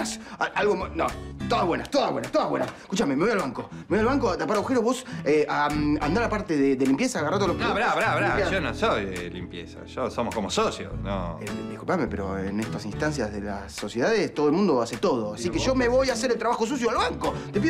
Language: Spanish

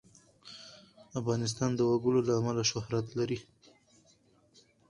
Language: Pashto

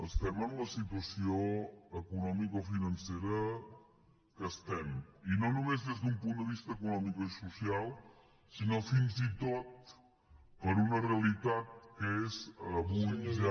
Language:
Catalan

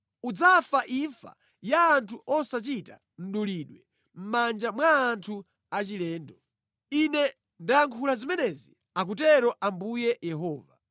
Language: Nyanja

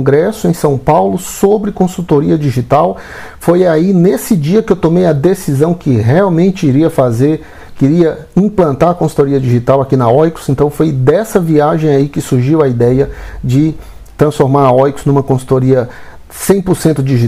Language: Portuguese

